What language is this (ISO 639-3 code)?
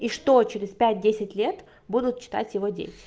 rus